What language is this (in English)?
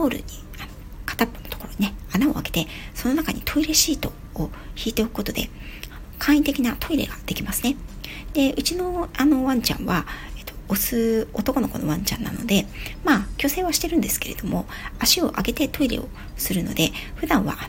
Japanese